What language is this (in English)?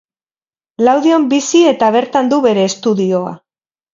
Basque